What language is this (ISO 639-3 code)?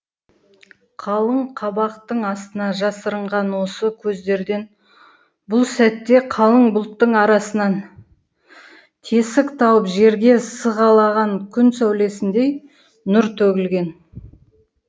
kaz